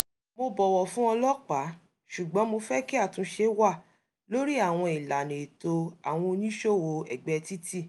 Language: Yoruba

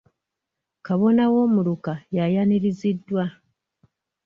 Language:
Ganda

